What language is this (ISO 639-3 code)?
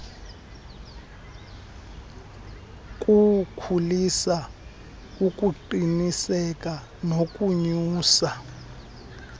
xho